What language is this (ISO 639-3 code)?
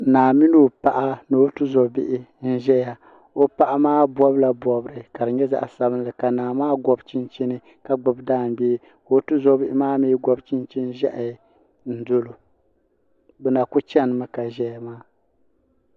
dag